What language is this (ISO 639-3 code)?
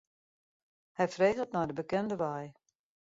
fry